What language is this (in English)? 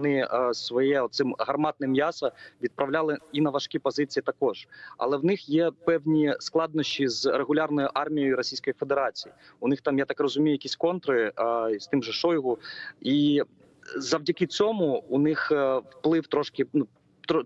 Ukrainian